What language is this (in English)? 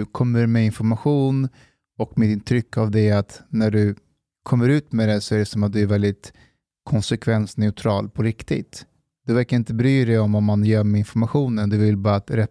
Swedish